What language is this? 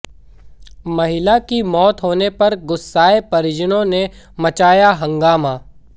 Hindi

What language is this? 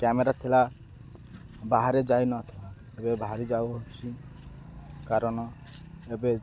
Odia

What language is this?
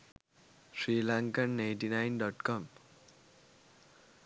Sinhala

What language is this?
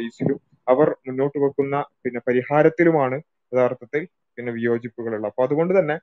Malayalam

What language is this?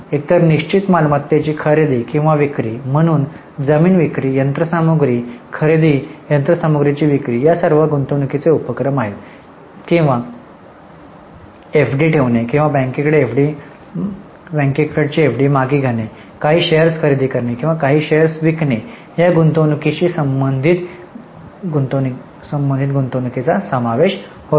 Marathi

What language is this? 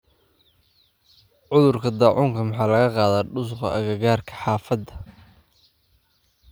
Somali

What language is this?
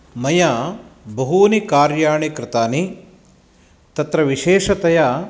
Sanskrit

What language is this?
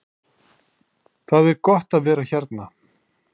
Icelandic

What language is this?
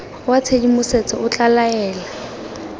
Tswana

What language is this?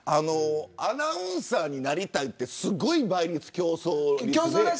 Japanese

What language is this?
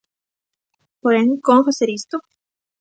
Galician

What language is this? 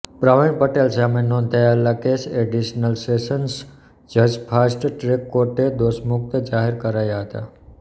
Gujarati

